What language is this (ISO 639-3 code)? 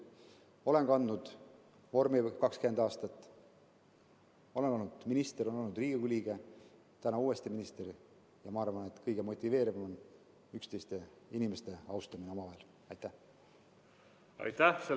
est